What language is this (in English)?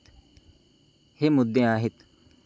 Marathi